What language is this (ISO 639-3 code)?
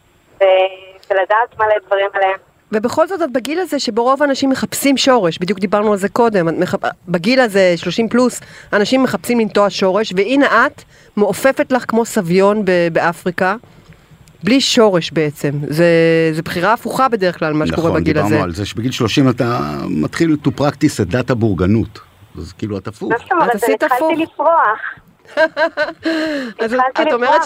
heb